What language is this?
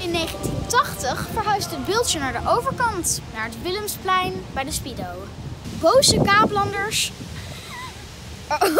Dutch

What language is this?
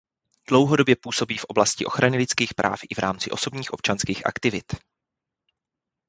Czech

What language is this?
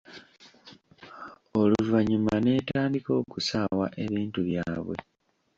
Ganda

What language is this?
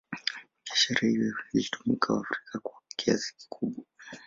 Swahili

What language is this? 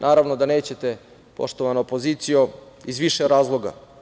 Serbian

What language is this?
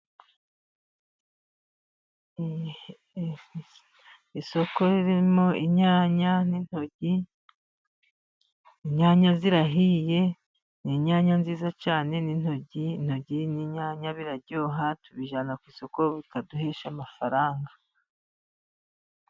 Kinyarwanda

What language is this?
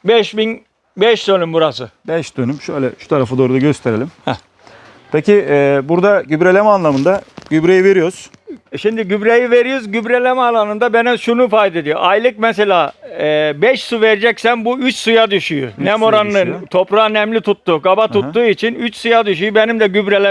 Turkish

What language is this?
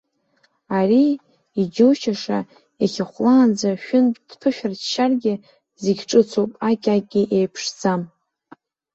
Abkhazian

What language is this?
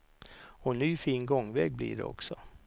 Swedish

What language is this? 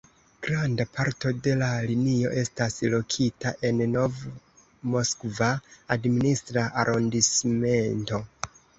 Esperanto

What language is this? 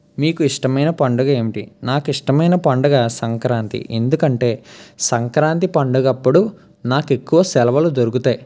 Telugu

